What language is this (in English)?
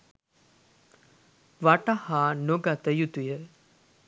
Sinhala